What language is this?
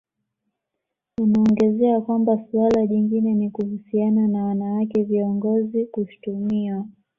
Swahili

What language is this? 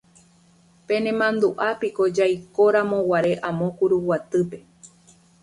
Guarani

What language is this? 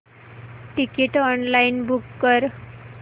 Marathi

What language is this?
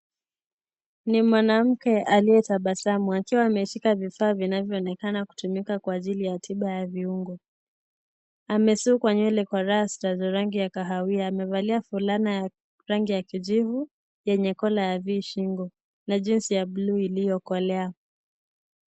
Swahili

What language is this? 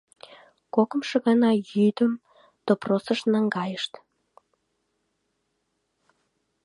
Mari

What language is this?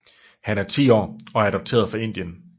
Danish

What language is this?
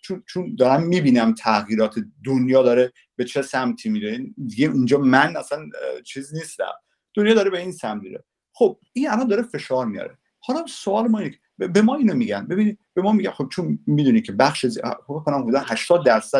Persian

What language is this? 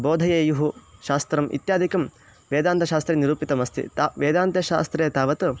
Sanskrit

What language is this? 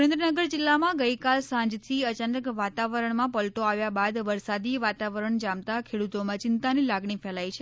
Gujarati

